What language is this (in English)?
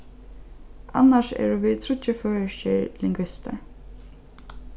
Faroese